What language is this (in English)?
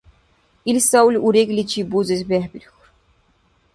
Dargwa